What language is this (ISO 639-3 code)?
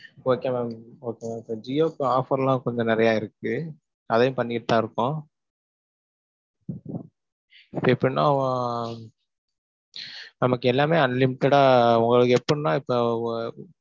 tam